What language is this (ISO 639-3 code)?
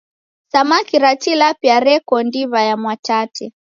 dav